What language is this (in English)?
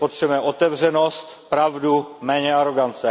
Czech